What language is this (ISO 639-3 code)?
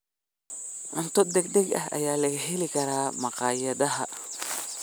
som